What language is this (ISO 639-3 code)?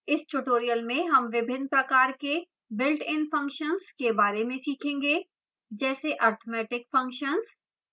hin